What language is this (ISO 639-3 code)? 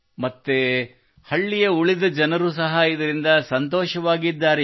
kan